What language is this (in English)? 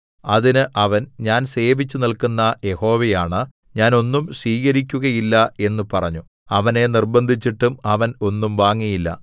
Malayalam